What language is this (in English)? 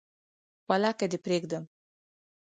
Pashto